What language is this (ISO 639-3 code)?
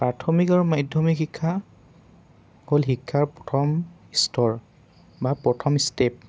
asm